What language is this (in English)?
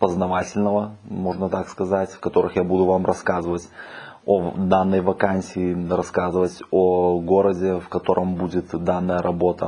Russian